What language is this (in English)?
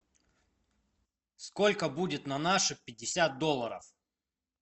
Russian